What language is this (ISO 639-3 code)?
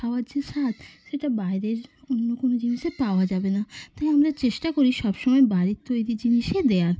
ben